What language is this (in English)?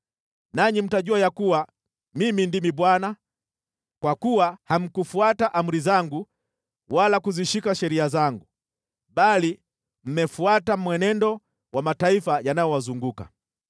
Swahili